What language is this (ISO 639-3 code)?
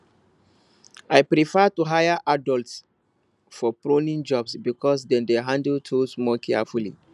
pcm